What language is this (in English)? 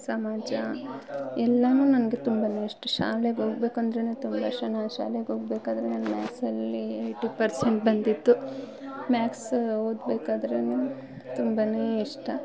Kannada